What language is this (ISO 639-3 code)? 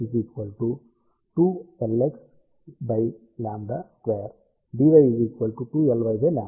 tel